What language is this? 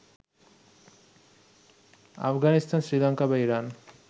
Bangla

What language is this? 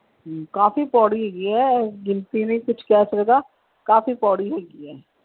Punjabi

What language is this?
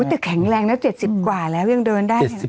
Thai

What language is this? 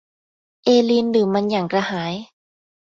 Thai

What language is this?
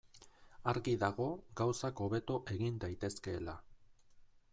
Basque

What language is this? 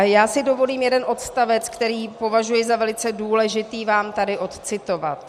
Czech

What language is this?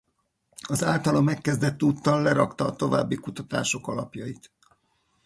Hungarian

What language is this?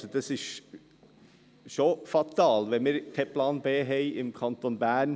Swiss German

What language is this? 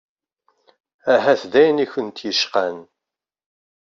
Kabyle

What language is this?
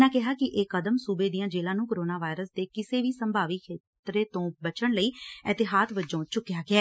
Punjabi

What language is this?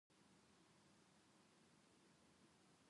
Japanese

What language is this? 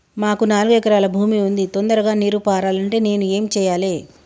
Telugu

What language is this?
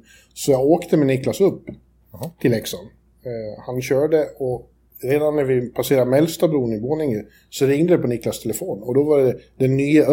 Swedish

